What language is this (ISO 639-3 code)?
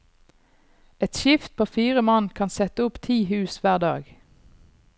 nor